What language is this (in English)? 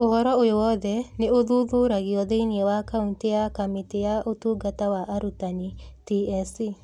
Kikuyu